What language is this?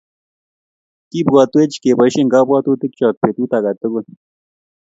Kalenjin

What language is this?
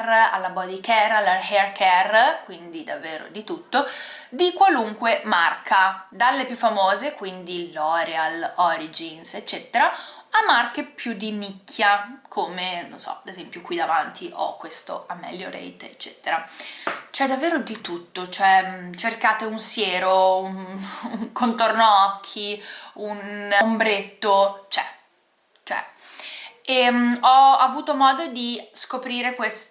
Italian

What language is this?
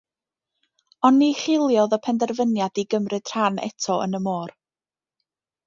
Welsh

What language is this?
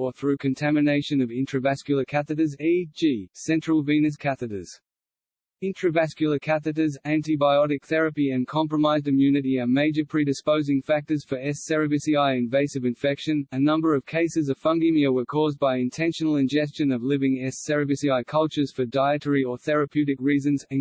English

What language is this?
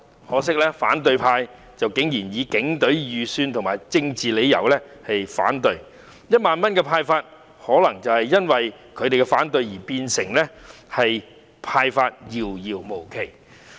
Cantonese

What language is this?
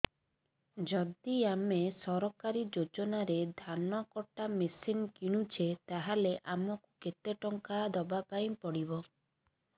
Odia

